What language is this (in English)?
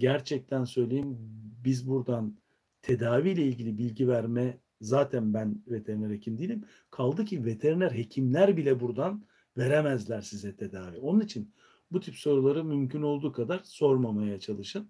Turkish